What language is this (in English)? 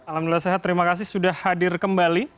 Indonesian